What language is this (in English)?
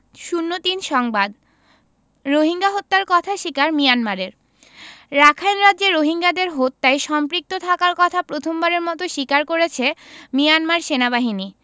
Bangla